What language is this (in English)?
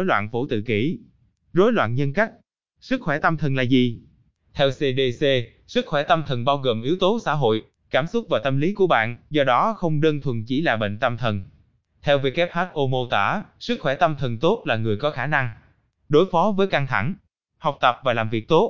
Vietnamese